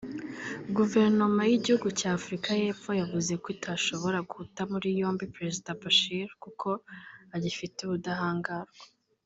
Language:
Kinyarwanda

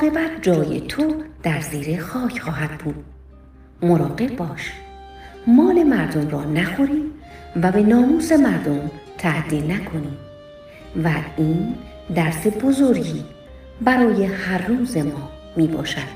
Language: Persian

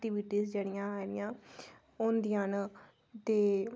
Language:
Dogri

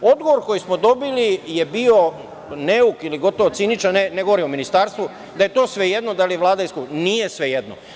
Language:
Serbian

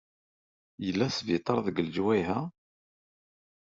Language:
Kabyle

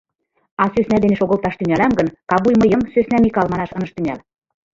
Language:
Mari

